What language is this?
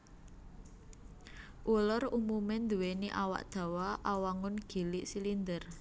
Javanese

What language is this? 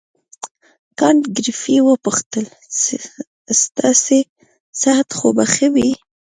Pashto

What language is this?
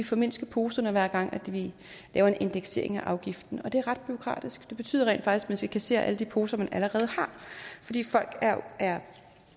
Danish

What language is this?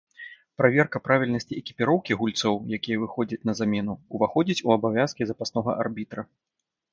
Belarusian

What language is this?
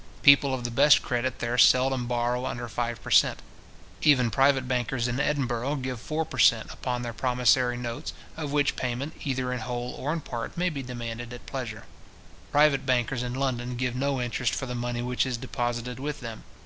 English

